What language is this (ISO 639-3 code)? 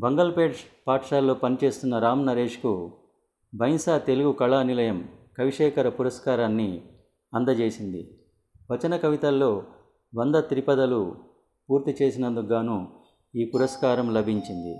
tel